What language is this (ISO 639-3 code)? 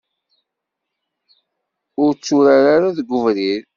kab